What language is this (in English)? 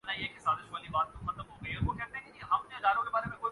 Urdu